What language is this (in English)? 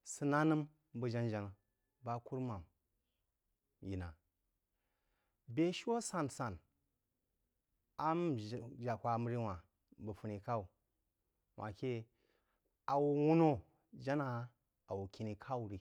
Jiba